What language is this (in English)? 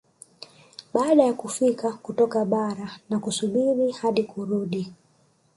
Swahili